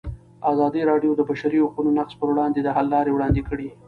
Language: Pashto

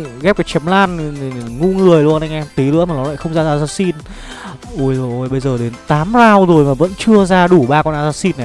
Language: Vietnamese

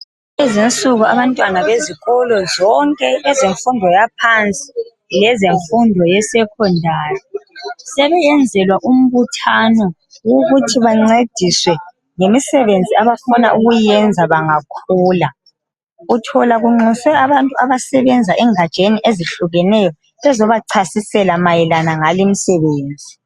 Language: North Ndebele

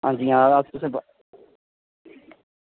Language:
Dogri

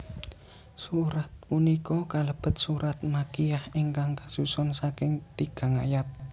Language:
Javanese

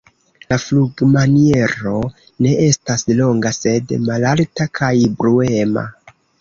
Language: Esperanto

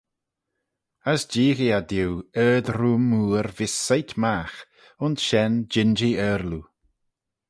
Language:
Manx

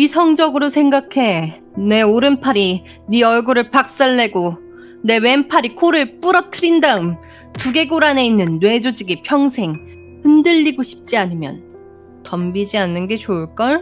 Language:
Korean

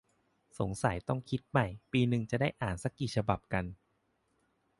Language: Thai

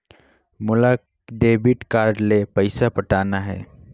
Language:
Chhattisgarhi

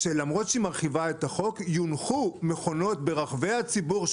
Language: Hebrew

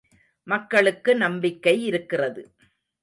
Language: Tamil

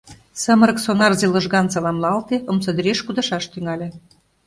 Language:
Mari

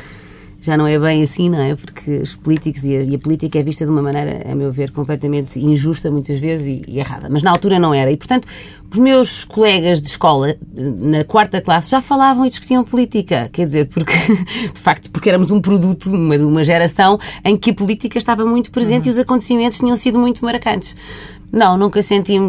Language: Portuguese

